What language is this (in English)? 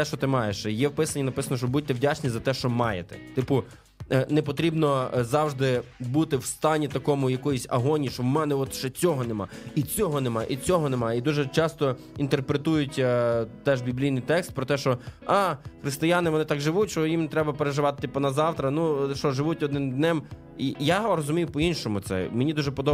Ukrainian